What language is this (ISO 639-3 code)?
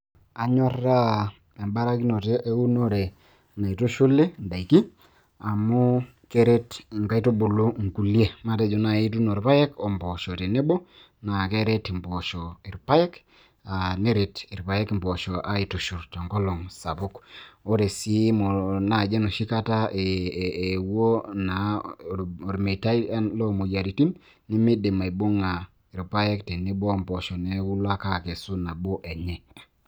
mas